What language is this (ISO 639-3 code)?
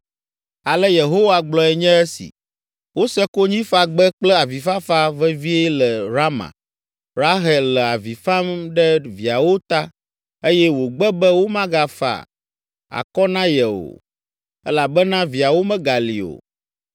ewe